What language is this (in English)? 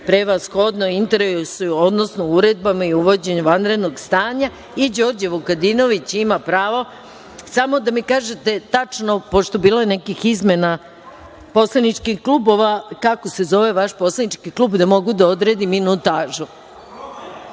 Serbian